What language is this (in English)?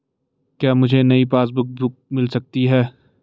Hindi